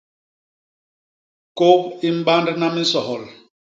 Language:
Basaa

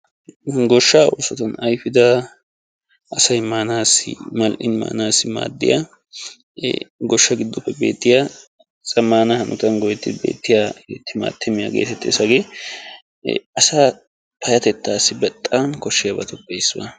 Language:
Wolaytta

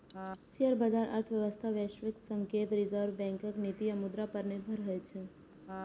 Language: Maithili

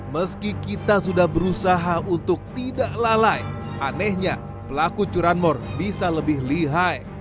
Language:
Indonesian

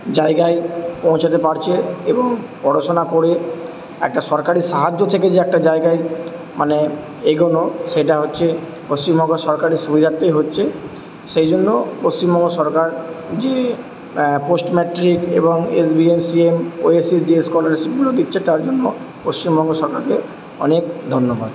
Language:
Bangla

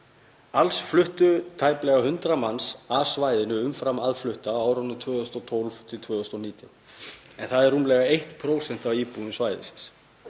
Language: Icelandic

